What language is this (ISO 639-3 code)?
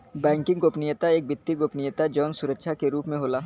bho